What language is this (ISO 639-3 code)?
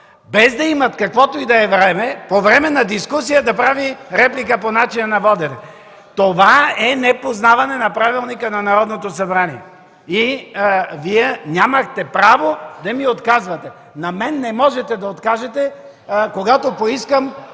bul